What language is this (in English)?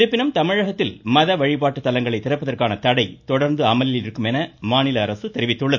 Tamil